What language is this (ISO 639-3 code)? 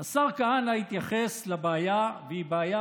heb